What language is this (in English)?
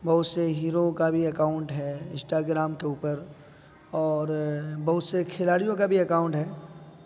Urdu